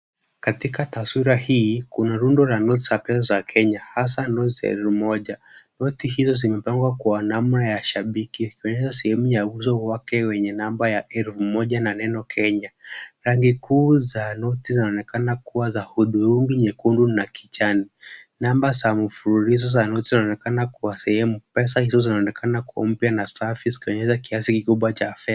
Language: Swahili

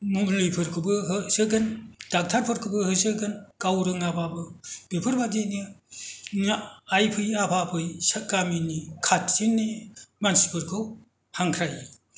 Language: Bodo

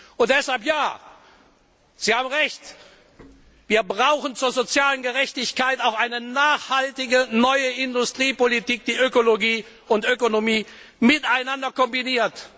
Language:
German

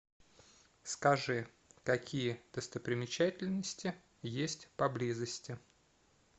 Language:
Russian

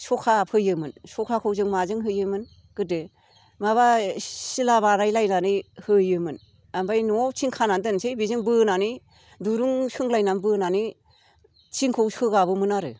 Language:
Bodo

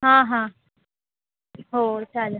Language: Marathi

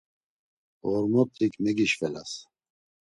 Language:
Laz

